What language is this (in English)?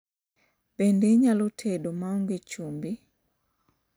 Luo (Kenya and Tanzania)